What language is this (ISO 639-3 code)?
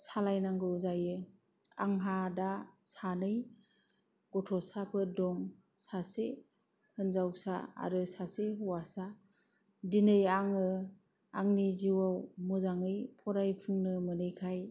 brx